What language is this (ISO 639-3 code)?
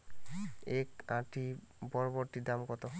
ben